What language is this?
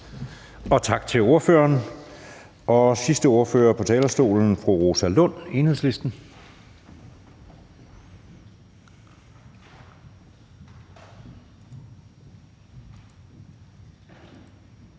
Danish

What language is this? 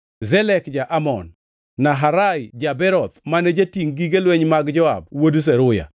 Luo (Kenya and Tanzania)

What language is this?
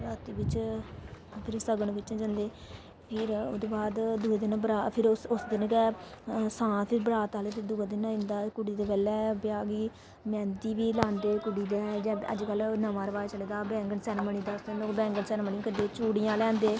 Dogri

